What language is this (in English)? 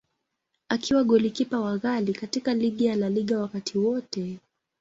Swahili